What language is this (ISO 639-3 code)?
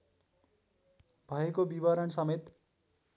nep